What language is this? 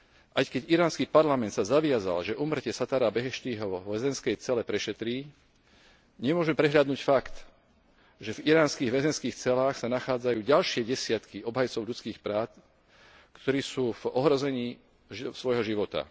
Slovak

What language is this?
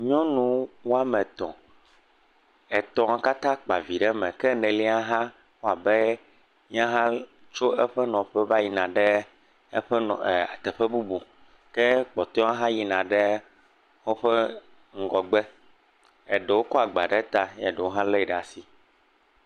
Ewe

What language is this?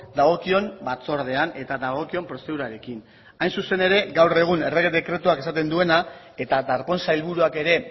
Basque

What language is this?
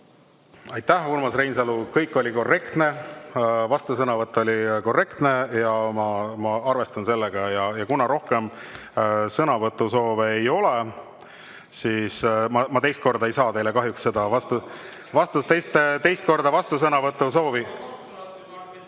Estonian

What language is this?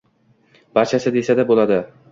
Uzbek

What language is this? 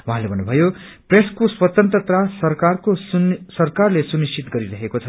Nepali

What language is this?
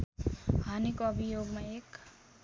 Nepali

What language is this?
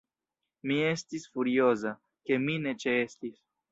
Esperanto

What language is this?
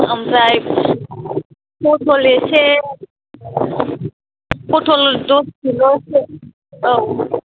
Bodo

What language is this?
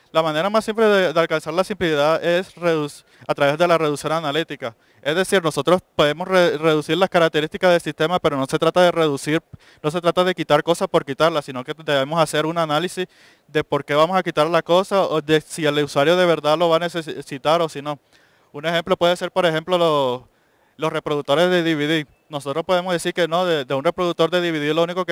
Spanish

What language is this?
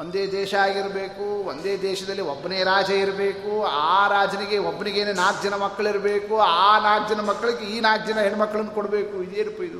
Kannada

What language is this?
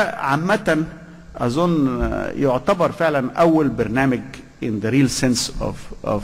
Arabic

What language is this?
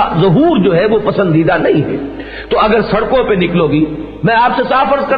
Urdu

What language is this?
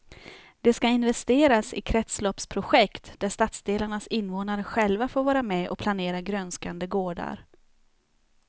Swedish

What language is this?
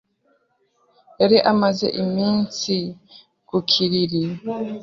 Kinyarwanda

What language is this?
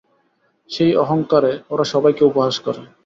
Bangla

